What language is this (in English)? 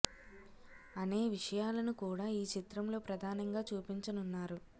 Telugu